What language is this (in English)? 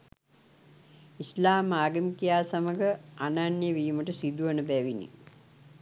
Sinhala